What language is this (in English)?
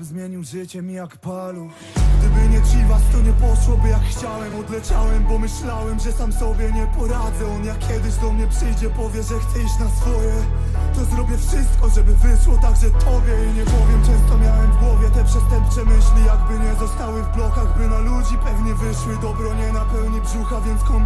Polish